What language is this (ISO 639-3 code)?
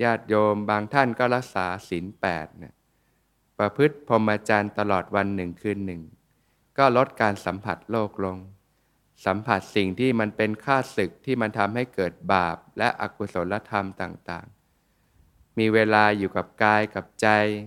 tha